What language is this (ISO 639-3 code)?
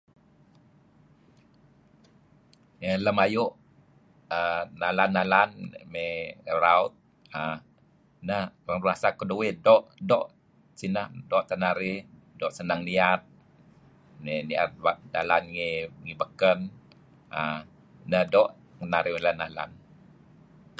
kzi